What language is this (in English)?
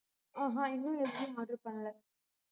Tamil